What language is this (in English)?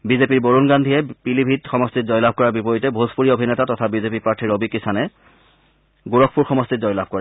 Assamese